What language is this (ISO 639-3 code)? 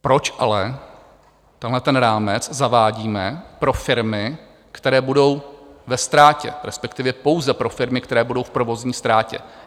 ces